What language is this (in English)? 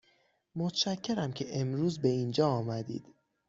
Persian